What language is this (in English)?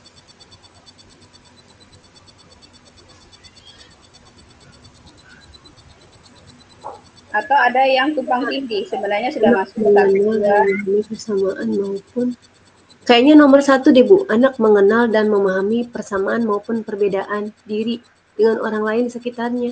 Indonesian